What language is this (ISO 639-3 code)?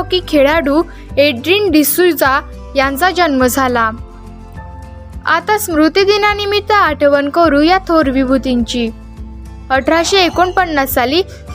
mar